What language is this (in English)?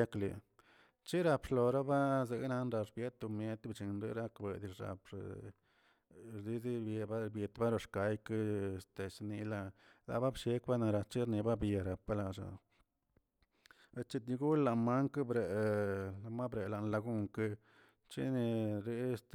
Tilquiapan Zapotec